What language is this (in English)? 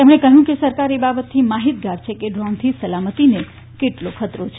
Gujarati